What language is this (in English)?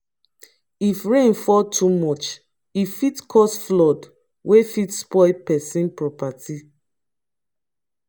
Nigerian Pidgin